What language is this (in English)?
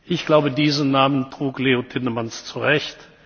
German